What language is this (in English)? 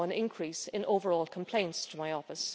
English